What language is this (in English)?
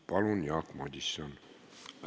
Estonian